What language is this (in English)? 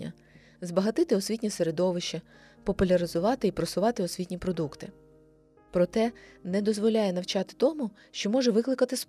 Ukrainian